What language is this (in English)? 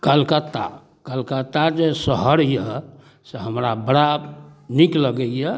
Maithili